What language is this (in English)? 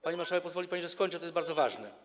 Polish